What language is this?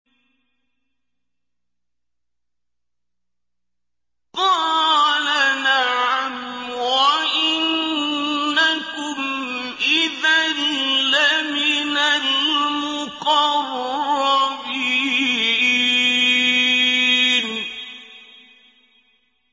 Arabic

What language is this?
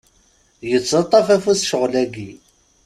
Kabyle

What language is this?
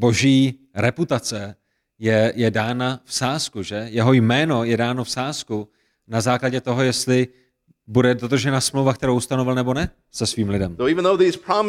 Czech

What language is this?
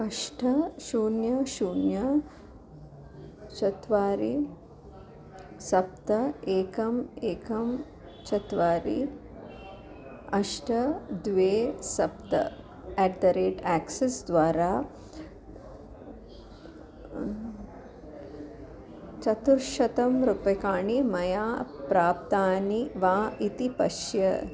Sanskrit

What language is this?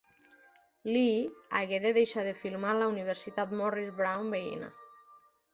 Catalan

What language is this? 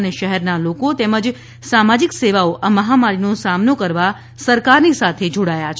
Gujarati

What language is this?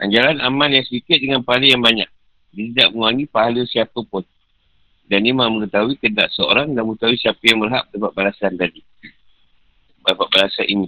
Malay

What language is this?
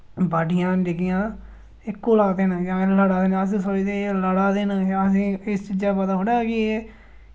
Dogri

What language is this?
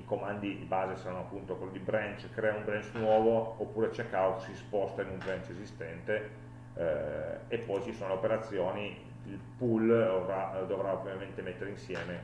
Italian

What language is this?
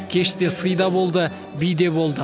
Kazakh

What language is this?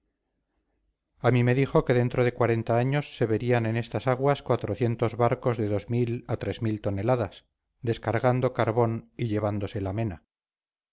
Spanish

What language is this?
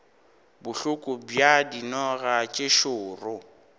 Northern Sotho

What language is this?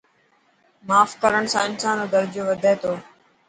Dhatki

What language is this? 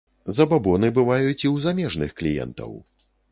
Belarusian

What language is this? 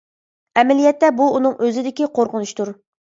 Uyghur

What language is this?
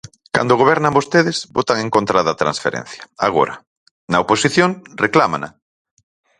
Galician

